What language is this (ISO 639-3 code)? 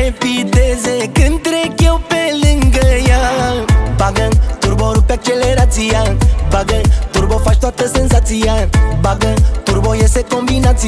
ron